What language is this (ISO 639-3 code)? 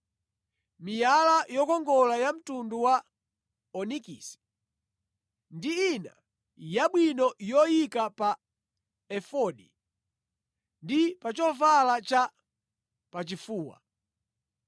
nya